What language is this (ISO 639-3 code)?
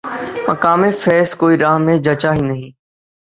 urd